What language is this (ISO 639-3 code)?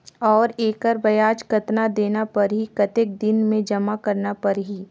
hne